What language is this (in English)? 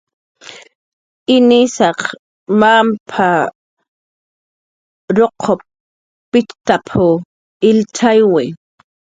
Jaqaru